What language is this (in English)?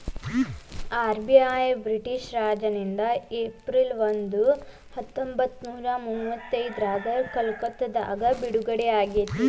Kannada